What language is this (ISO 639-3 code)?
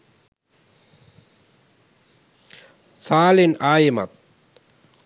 sin